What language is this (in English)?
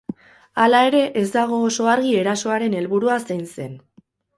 Basque